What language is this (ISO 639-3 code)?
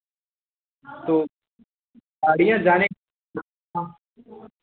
hin